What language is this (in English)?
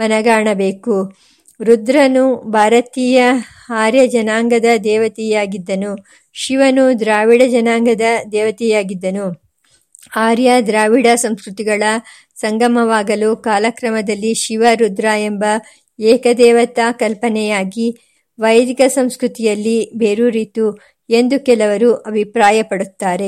Kannada